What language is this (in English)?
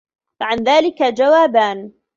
Arabic